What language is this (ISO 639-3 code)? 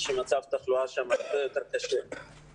heb